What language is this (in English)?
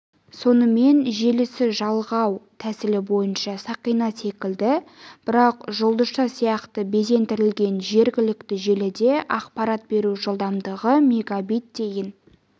Kazakh